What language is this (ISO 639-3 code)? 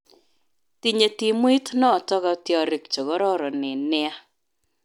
kln